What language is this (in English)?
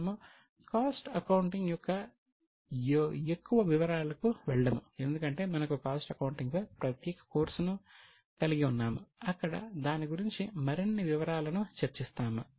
Telugu